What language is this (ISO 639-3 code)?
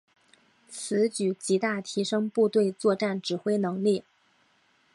zho